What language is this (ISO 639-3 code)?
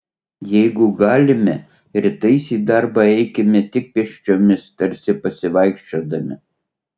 lit